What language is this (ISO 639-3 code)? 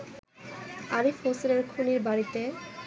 ben